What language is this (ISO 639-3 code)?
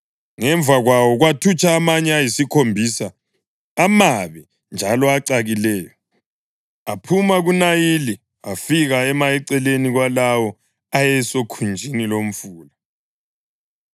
nde